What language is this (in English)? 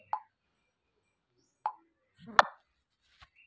Maithili